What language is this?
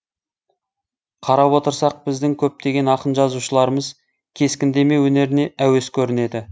Kazakh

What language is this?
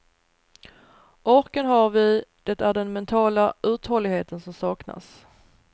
Swedish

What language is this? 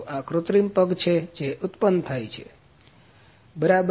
Gujarati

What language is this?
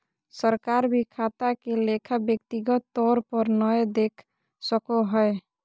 Magahi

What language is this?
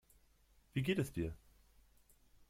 German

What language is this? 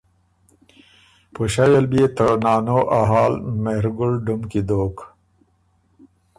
Ormuri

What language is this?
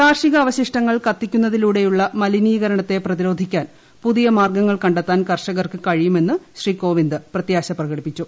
Malayalam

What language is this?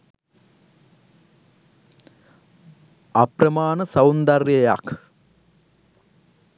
Sinhala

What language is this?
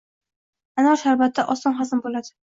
Uzbek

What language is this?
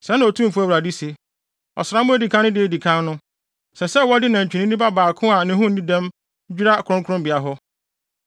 Akan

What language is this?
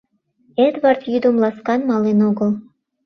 Mari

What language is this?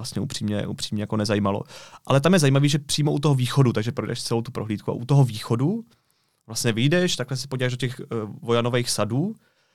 Czech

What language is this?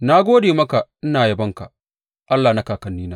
Hausa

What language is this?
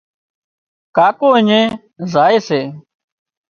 Wadiyara Koli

